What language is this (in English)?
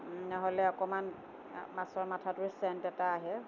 Assamese